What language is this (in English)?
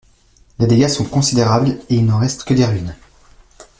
French